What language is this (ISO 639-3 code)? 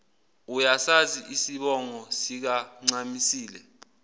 zul